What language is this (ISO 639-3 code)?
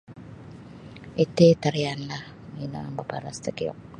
bsy